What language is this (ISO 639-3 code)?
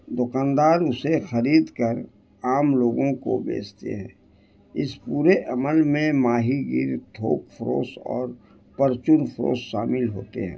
urd